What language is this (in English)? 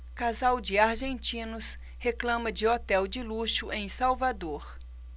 Portuguese